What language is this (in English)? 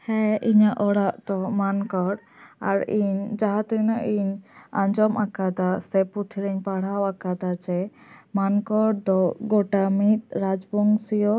Santali